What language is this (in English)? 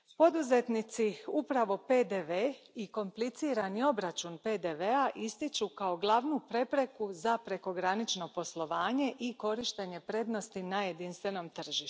Croatian